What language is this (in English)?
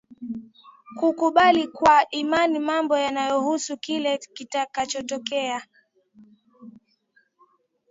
Swahili